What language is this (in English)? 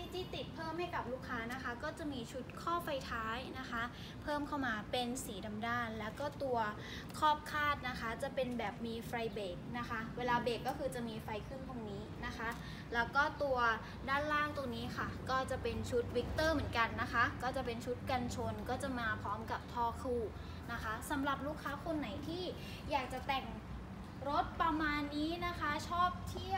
Thai